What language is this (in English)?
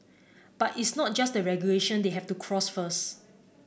English